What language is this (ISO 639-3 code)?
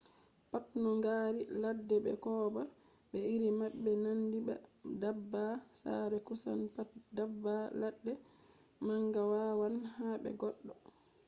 ful